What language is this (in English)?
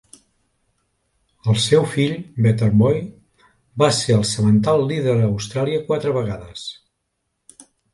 Catalan